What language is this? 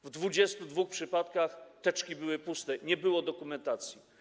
Polish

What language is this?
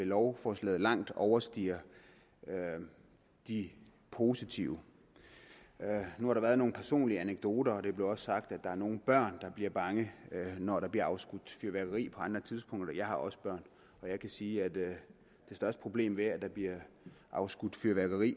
Danish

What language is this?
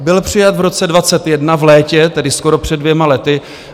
Czech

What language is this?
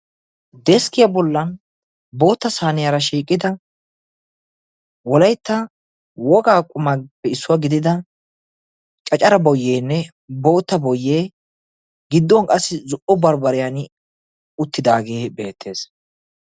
Wolaytta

